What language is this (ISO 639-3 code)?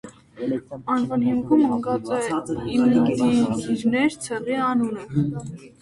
hye